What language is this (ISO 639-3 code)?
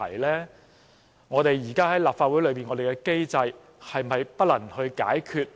yue